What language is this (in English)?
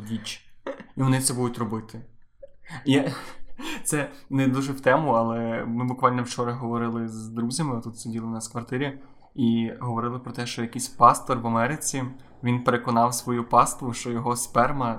Ukrainian